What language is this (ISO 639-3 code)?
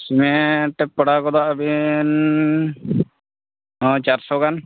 sat